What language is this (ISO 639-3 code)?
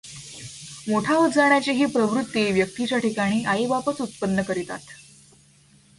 mar